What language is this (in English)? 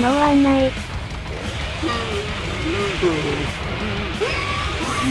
Japanese